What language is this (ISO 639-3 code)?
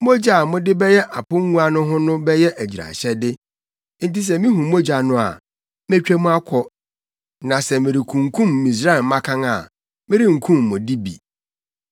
aka